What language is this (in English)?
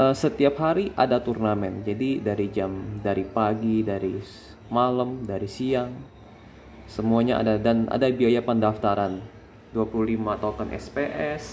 Indonesian